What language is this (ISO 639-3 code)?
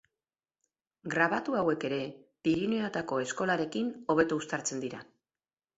eus